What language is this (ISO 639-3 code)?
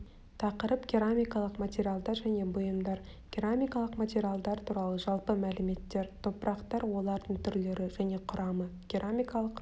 kaz